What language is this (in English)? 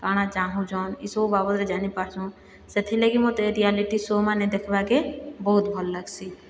Odia